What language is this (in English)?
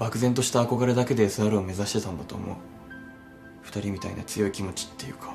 Japanese